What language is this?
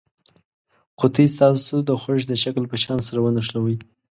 Pashto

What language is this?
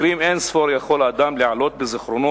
Hebrew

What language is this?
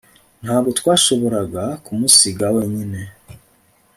Kinyarwanda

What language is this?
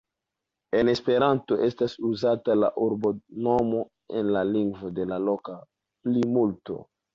Esperanto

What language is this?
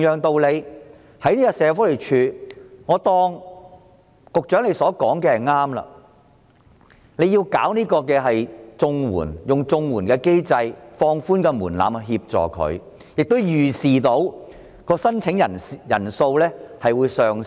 Cantonese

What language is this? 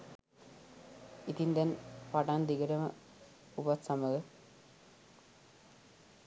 Sinhala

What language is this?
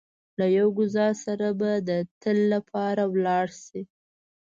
Pashto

